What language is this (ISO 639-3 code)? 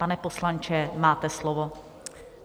ces